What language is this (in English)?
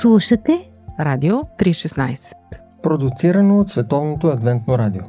Bulgarian